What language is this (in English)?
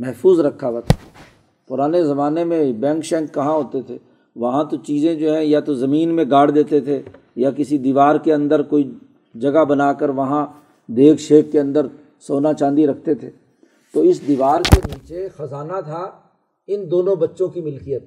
Urdu